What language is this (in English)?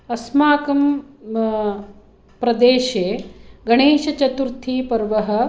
Sanskrit